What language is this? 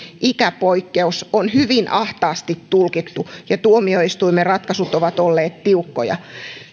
Finnish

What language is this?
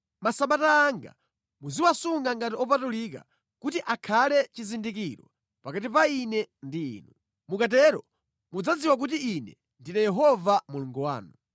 Nyanja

